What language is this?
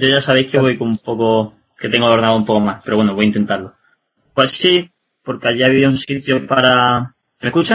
Spanish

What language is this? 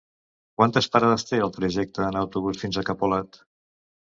Catalan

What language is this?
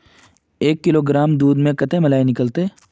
Magahi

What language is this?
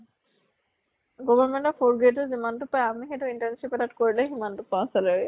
Assamese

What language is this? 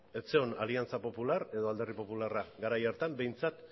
Basque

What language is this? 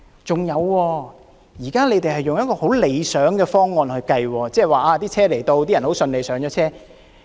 Cantonese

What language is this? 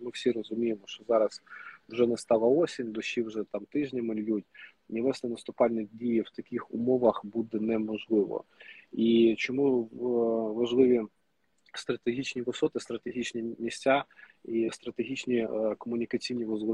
Ukrainian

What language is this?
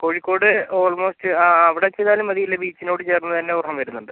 Malayalam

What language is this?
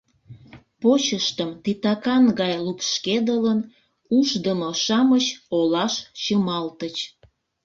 Mari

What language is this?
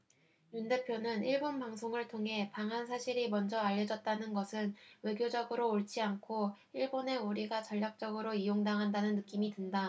Korean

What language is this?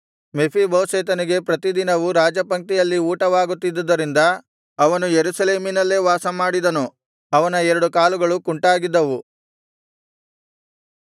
Kannada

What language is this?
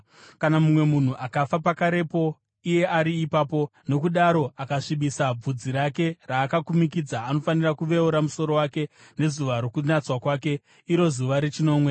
Shona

